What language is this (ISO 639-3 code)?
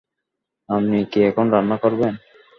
ben